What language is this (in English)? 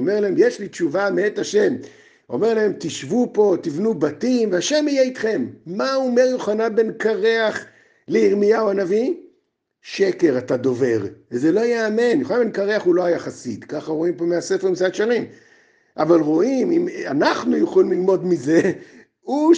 Hebrew